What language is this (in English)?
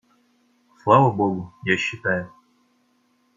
Russian